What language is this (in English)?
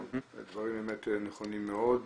Hebrew